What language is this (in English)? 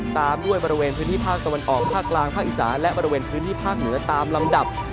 Thai